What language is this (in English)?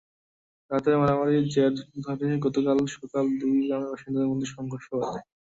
Bangla